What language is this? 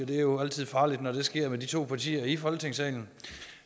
Danish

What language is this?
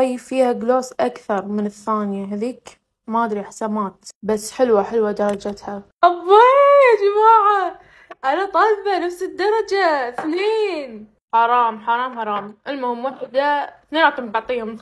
Arabic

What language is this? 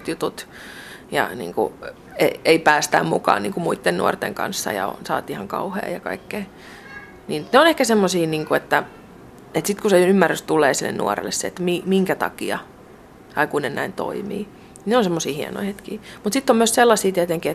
Finnish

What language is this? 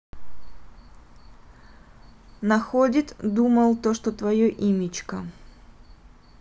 Russian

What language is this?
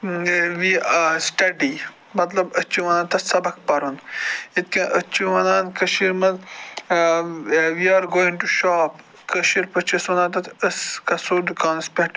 Kashmiri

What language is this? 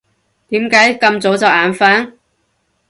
Cantonese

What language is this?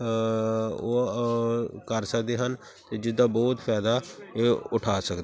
Punjabi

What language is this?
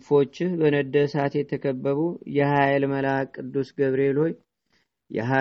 Amharic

